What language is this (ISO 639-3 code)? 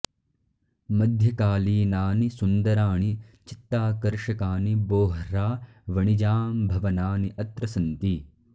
san